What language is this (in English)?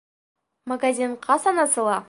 Bashkir